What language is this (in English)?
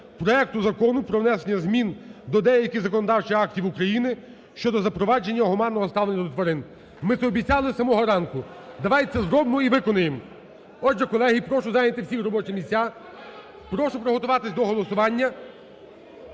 Ukrainian